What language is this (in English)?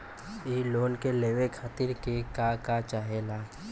Bhojpuri